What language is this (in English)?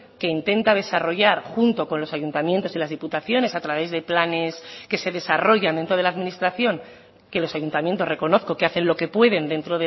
Spanish